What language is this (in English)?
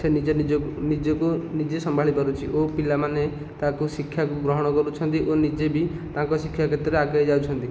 Odia